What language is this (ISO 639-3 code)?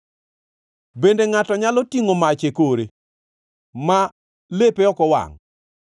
luo